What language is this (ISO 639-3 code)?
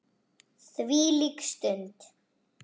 isl